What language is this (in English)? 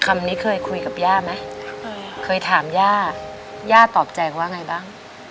Thai